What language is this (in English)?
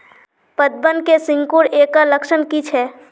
Magahi